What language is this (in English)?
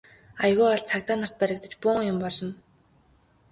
Mongolian